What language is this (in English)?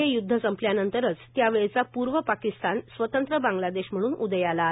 Marathi